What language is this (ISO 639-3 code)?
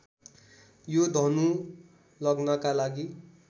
nep